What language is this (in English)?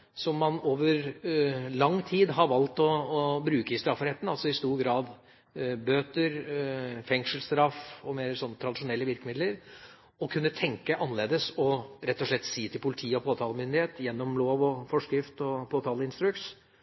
Norwegian Bokmål